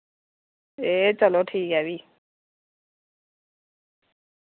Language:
Dogri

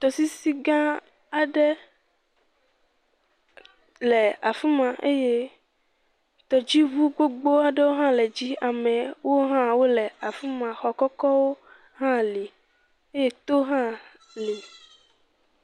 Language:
Ewe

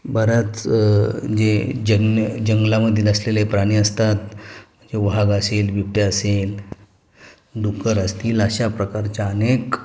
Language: Marathi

